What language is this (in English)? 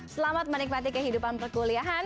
Indonesian